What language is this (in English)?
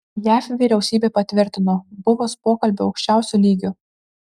Lithuanian